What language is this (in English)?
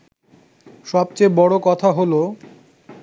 Bangla